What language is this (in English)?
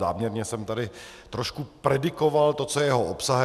Czech